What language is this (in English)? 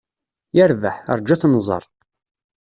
Kabyle